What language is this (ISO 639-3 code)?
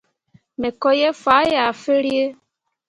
mua